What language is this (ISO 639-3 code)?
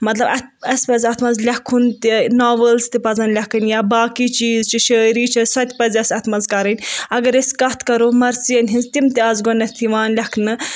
kas